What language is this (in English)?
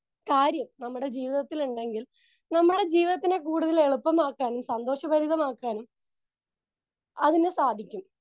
Malayalam